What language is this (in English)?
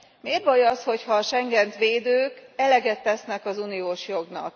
Hungarian